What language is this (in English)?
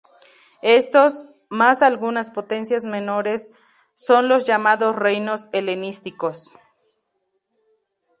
Spanish